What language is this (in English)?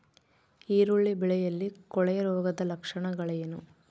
Kannada